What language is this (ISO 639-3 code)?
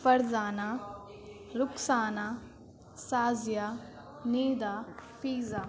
urd